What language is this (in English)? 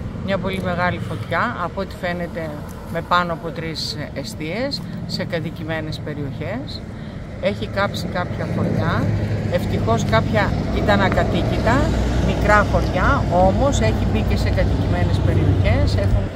Greek